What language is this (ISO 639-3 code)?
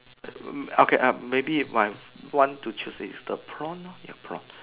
eng